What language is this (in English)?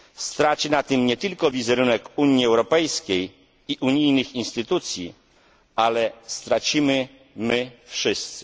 Polish